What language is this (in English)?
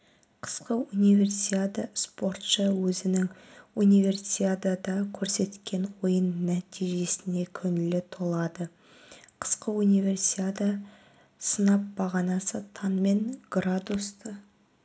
Kazakh